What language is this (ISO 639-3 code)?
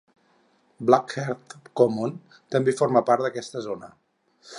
cat